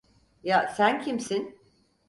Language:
Turkish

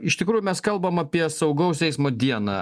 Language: Lithuanian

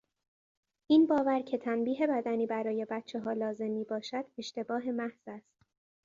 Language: Persian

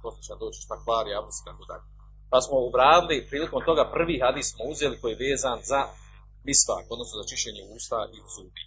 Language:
Croatian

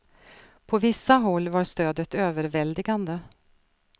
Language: Swedish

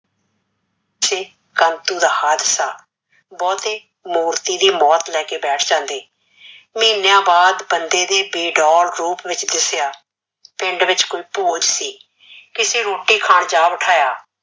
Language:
Punjabi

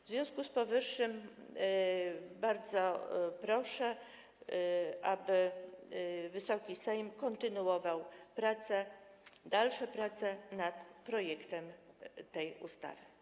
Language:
Polish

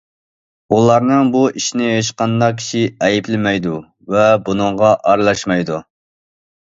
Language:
Uyghur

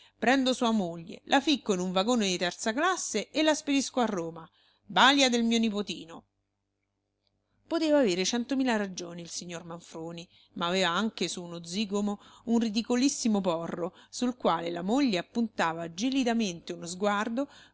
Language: Italian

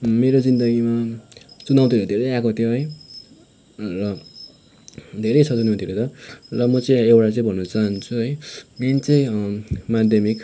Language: Nepali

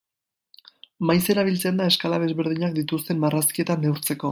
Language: Basque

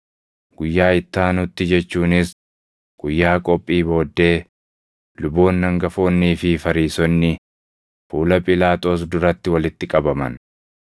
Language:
Oromo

